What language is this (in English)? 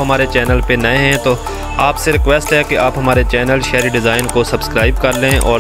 Vietnamese